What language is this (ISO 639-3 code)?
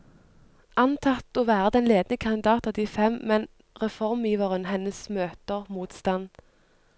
nor